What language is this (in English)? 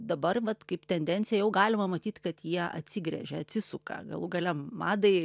Lithuanian